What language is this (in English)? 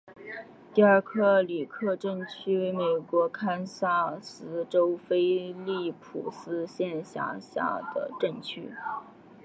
Chinese